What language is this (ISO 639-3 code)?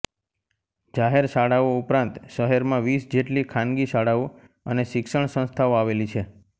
guj